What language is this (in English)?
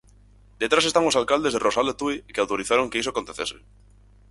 Galician